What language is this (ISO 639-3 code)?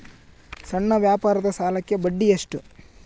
kan